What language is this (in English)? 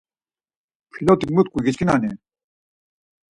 Laz